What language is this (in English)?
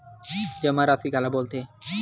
Chhattisgarhi